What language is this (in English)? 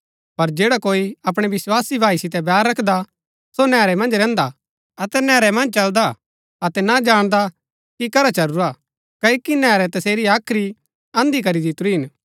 Gaddi